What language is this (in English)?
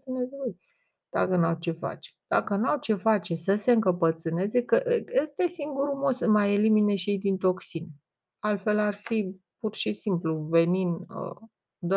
Romanian